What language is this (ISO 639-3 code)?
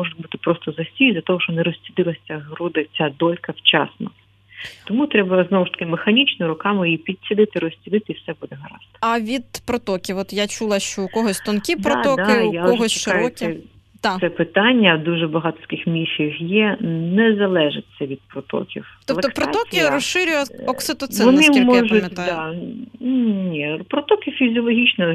ukr